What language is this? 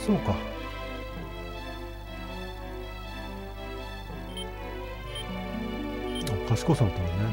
Japanese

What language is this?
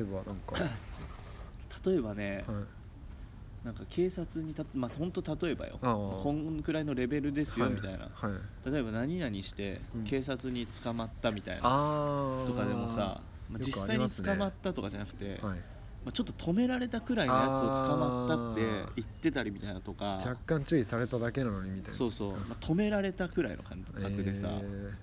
Japanese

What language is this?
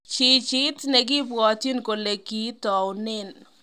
Kalenjin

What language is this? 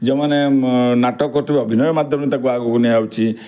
Odia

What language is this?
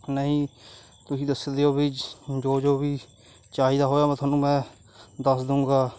Punjabi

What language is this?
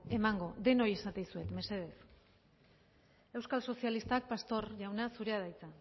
Basque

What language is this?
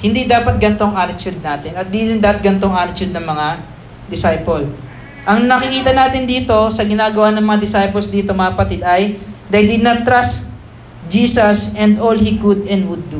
Filipino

